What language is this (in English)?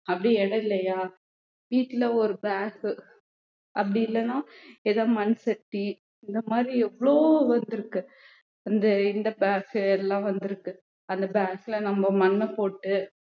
Tamil